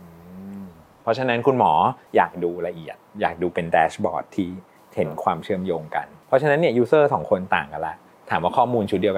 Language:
Thai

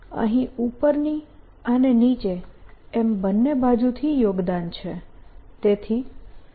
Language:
Gujarati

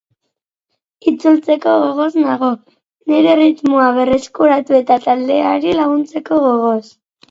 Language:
Basque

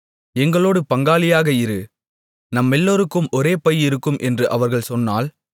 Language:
Tamil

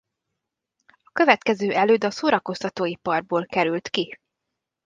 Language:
Hungarian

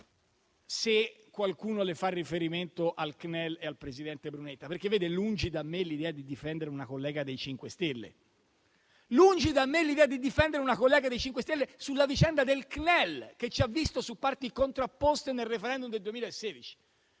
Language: Italian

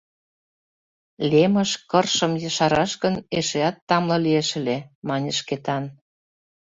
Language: Mari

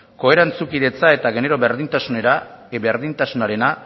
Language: Basque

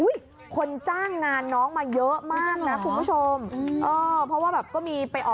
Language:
Thai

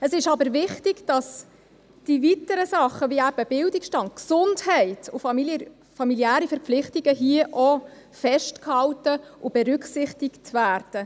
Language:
Swiss German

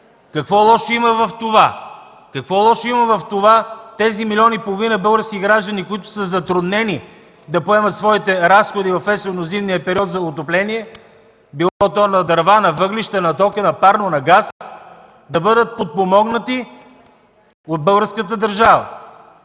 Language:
Bulgarian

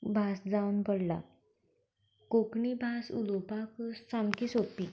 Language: Konkani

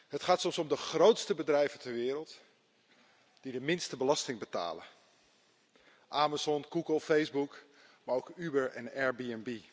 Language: Dutch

